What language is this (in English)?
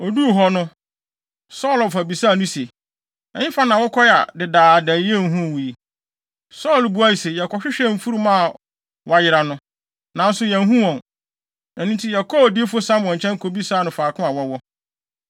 Akan